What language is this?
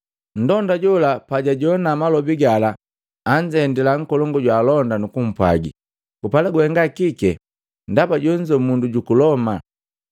Matengo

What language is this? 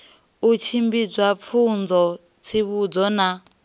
Venda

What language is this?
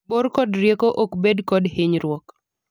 Luo (Kenya and Tanzania)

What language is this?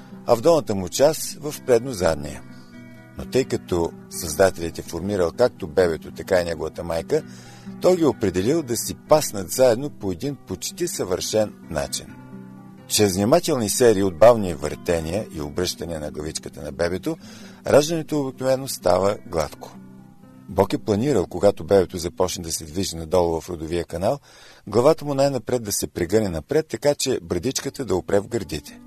Bulgarian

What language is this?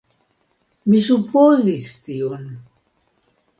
Esperanto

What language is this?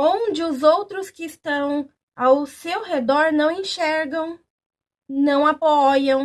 Portuguese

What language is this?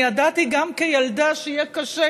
Hebrew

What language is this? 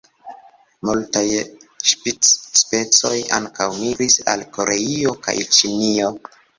Esperanto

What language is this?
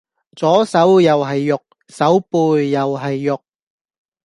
Cantonese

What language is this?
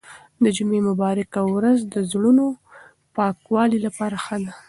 Pashto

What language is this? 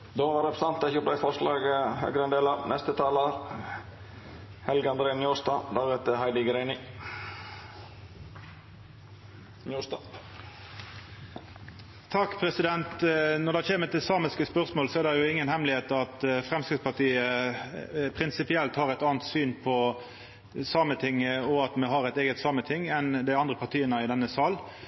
Norwegian Nynorsk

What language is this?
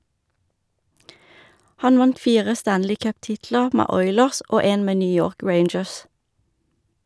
Norwegian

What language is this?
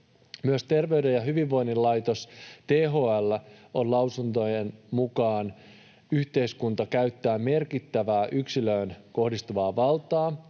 Finnish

